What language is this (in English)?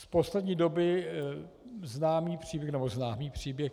Czech